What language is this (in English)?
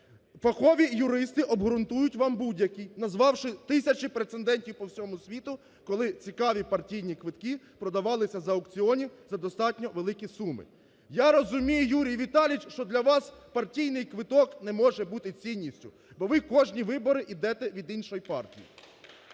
Ukrainian